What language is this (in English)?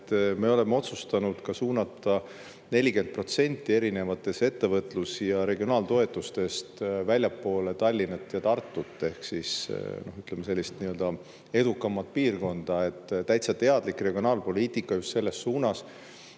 Estonian